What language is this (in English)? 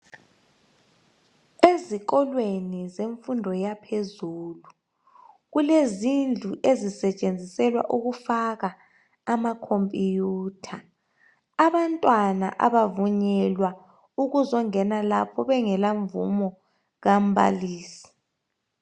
North Ndebele